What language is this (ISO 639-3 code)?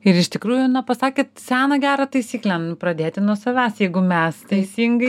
lit